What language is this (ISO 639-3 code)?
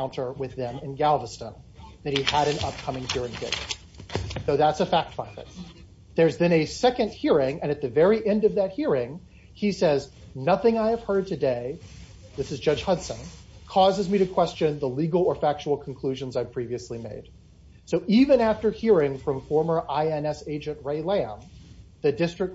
eng